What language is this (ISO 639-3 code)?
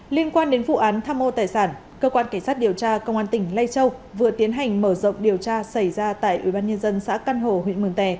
vie